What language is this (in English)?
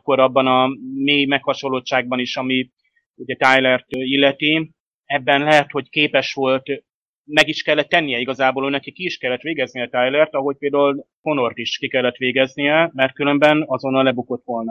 Hungarian